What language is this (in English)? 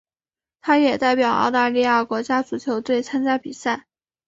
Chinese